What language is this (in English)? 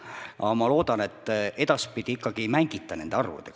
Estonian